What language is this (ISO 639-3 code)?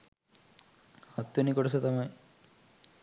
sin